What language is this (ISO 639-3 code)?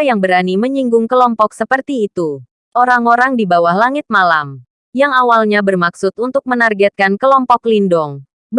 ind